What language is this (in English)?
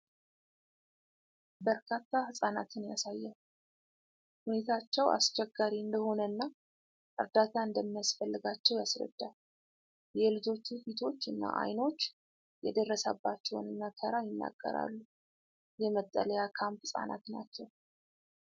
Amharic